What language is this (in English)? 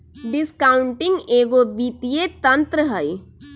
Magahi